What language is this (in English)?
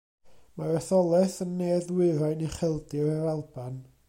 Welsh